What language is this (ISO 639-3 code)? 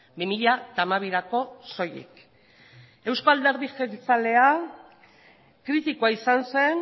eus